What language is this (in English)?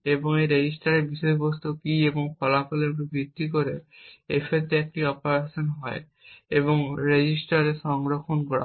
Bangla